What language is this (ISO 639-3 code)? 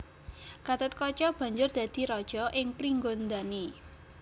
jav